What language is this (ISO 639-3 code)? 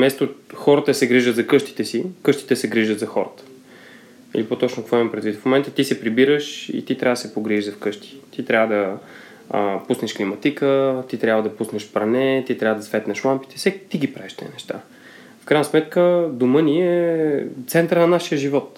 bul